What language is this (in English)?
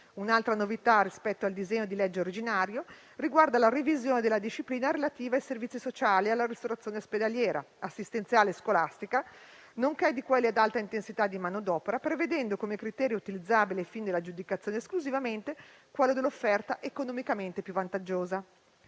Italian